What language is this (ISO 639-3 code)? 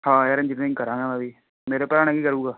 pan